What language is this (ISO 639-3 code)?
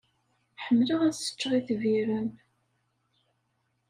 kab